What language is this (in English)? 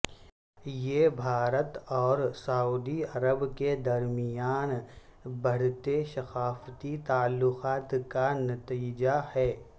Urdu